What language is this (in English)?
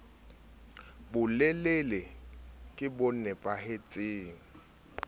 Southern Sotho